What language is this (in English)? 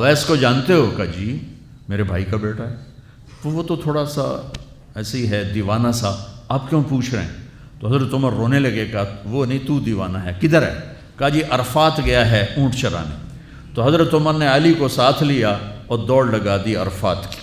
Urdu